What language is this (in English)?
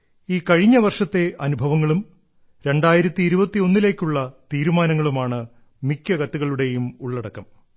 Malayalam